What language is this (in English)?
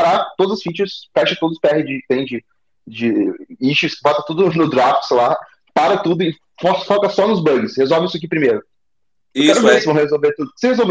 Portuguese